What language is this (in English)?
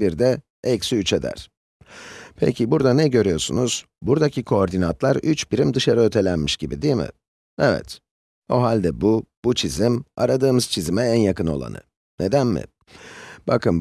Turkish